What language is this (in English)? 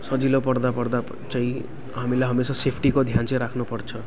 Nepali